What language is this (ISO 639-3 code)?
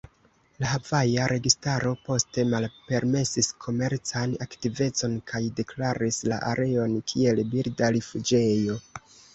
epo